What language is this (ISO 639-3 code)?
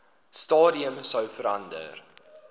afr